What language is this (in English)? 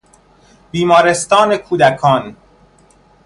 Persian